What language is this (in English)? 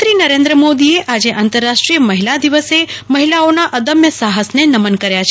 Gujarati